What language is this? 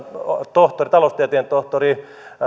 Finnish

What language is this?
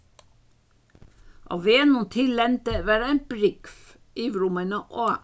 Faroese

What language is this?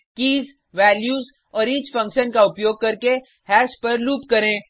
Hindi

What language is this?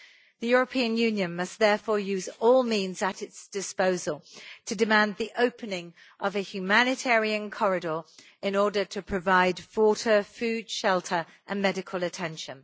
English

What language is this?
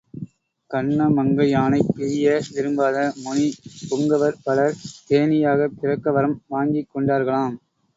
Tamil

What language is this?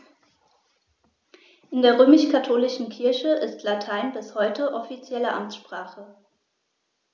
German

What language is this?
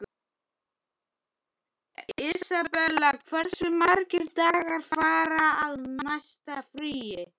Icelandic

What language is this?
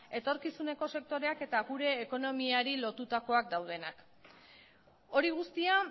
Basque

